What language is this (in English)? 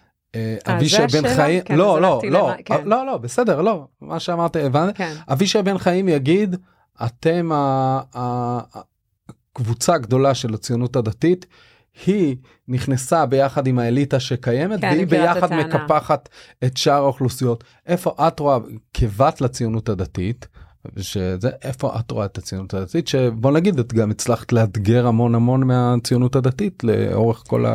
Hebrew